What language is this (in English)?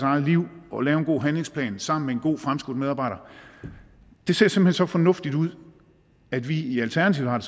Danish